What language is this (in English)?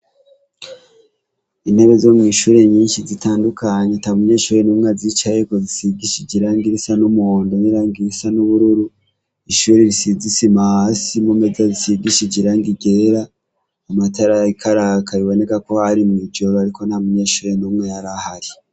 Rundi